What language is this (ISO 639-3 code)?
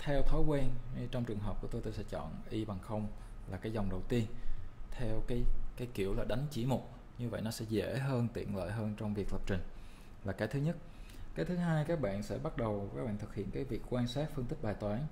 vie